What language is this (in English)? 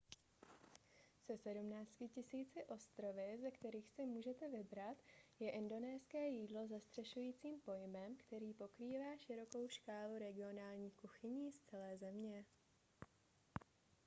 Czech